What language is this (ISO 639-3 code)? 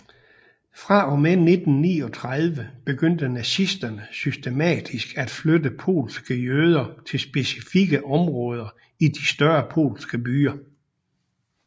dan